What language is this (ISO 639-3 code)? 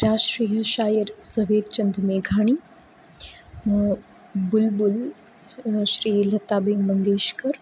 guj